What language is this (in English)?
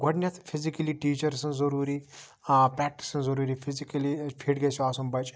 Kashmiri